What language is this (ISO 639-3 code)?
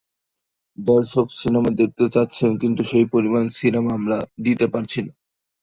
ben